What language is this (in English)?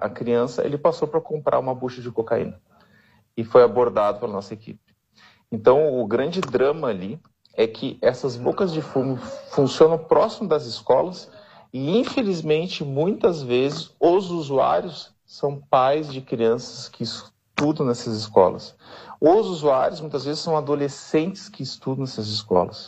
Portuguese